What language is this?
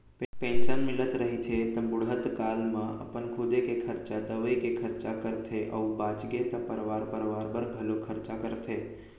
Chhattisgarhi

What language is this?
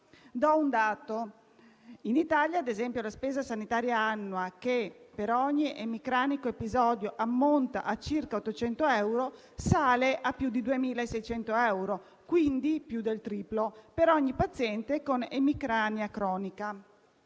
Italian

